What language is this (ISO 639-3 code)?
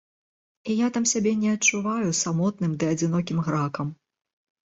bel